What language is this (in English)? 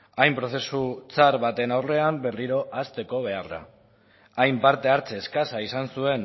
Basque